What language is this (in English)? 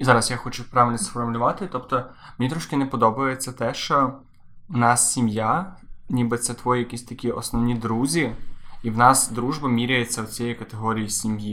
Ukrainian